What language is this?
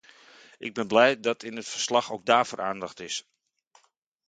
Dutch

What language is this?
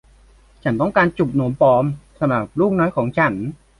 Thai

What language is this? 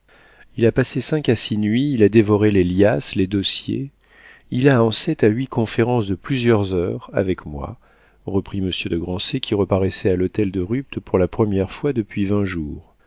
French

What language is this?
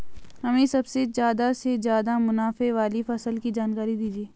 Hindi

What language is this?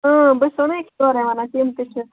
Kashmiri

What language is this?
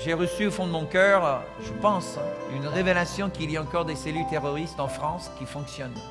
French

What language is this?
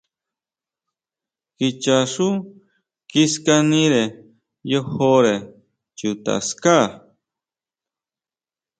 Huautla Mazatec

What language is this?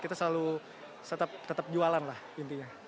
Indonesian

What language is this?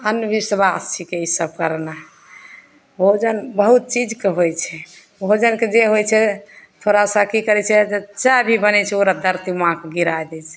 Maithili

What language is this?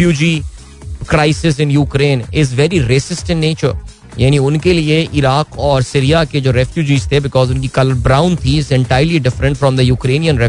Hindi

